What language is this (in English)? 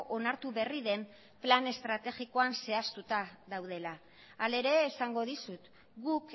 Basque